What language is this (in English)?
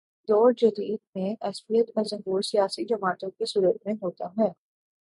Urdu